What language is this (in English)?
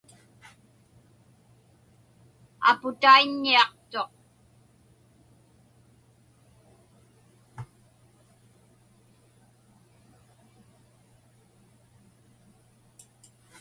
Inupiaq